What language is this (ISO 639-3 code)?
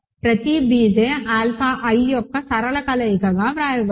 tel